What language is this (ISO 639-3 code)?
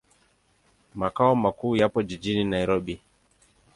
swa